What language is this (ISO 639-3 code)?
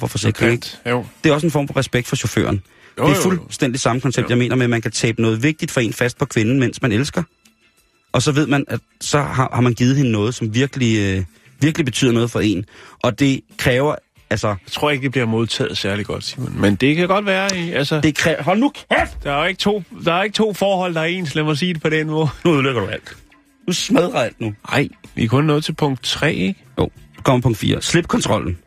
dan